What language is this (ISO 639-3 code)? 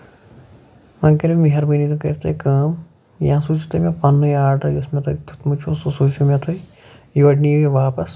kas